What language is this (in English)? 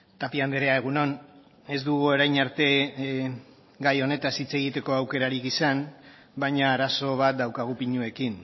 Basque